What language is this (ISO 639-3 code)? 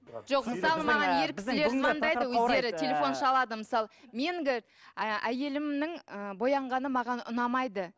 kaz